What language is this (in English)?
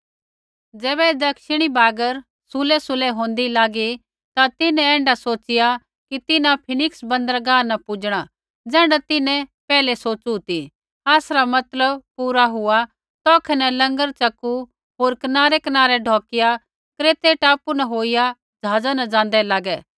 Kullu Pahari